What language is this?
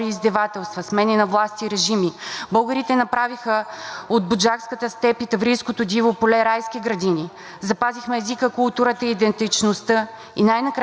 Bulgarian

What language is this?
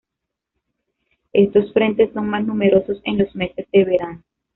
Spanish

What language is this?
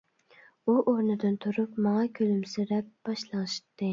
Uyghur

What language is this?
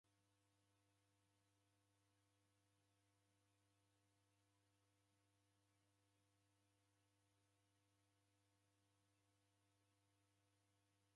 Taita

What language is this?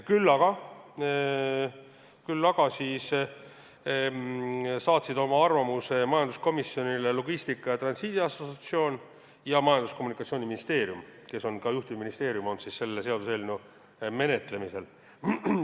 Estonian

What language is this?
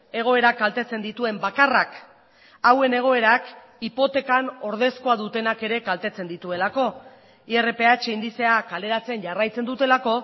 Basque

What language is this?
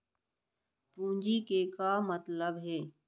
Chhattisgarhi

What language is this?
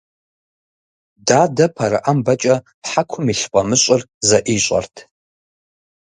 Kabardian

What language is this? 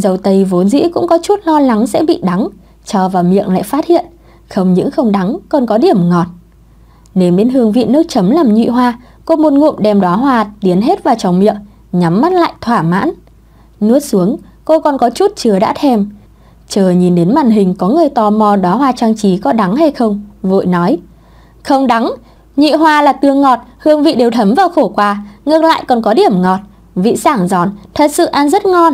Vietnamese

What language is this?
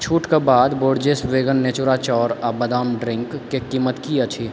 Maithili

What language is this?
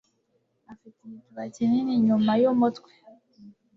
Kinyarwanda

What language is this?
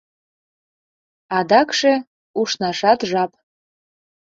Mari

